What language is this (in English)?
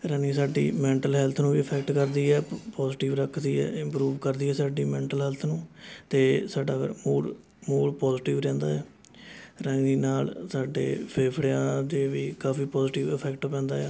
Punjabi